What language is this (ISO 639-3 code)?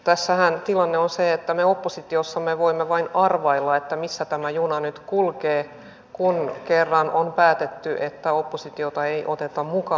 fin